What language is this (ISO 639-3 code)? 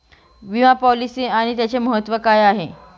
mar